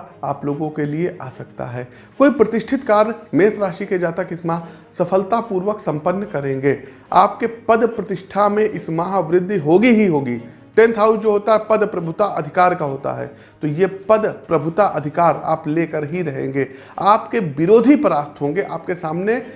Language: Hindi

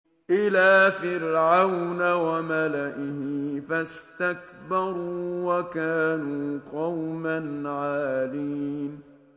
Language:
Arabic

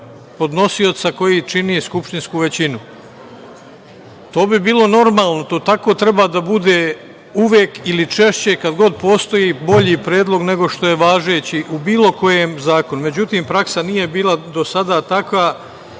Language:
Serbian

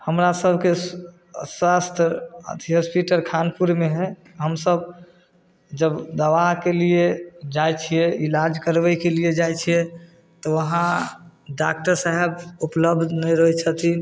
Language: Maithili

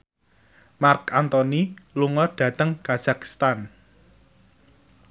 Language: Javanese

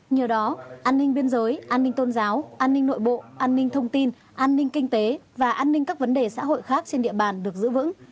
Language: Vietnamese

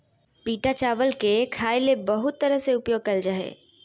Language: Magahi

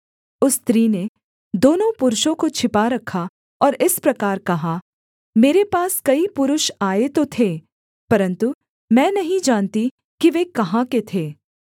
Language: Hindi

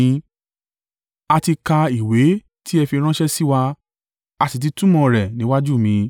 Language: Yoruba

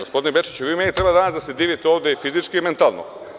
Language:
Serbian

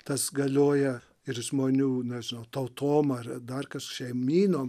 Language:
Lithuanian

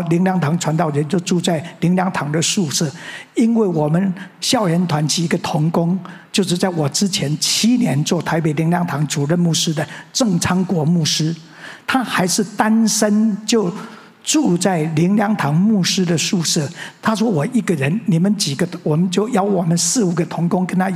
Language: Chinese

